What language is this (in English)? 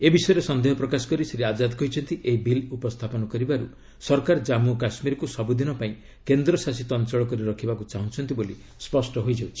Odia